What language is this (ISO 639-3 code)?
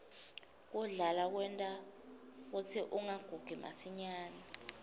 ssw